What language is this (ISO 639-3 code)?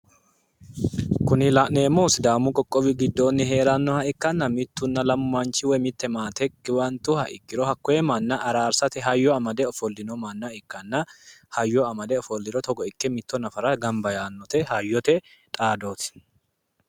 sid